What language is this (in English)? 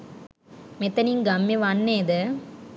Sinhala